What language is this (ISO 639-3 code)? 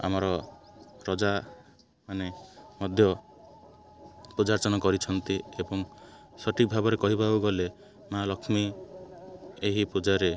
ori